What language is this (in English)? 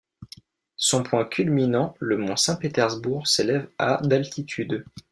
French